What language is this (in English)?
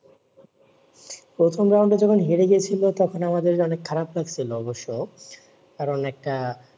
Bangla